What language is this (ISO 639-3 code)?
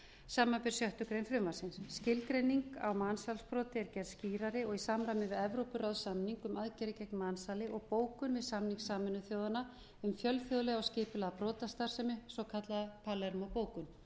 isl